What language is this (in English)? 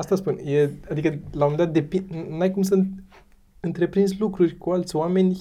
Romanian